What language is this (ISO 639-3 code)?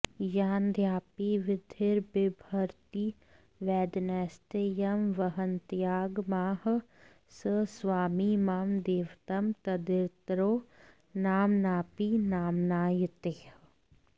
san